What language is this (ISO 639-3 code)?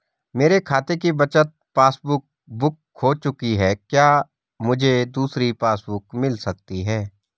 hin